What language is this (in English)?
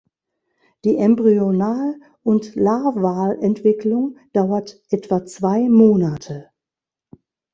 German